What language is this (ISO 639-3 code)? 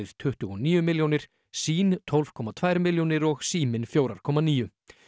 isl